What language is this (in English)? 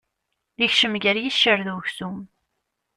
Kabyle